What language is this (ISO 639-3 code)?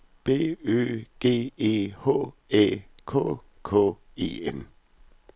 dan